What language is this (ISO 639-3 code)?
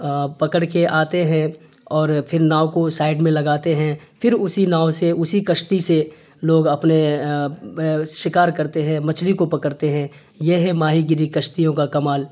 urd